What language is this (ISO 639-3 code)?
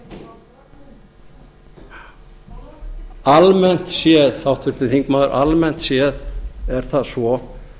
isl